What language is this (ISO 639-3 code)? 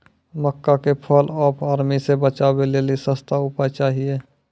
mai